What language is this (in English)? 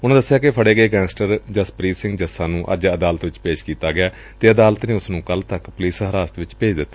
Punjabi